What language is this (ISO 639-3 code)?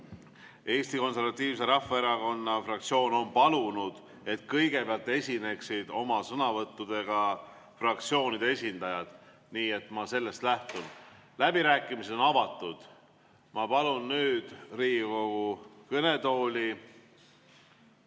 est